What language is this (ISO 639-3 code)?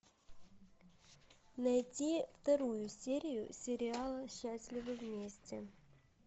rus